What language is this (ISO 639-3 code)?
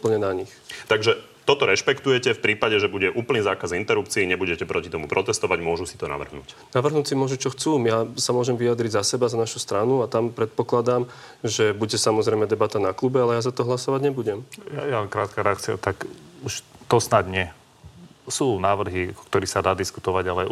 slk